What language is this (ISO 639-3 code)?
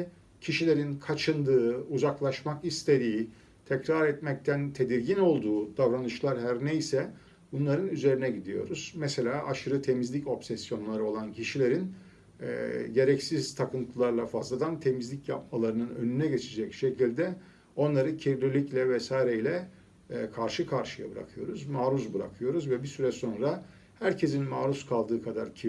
tur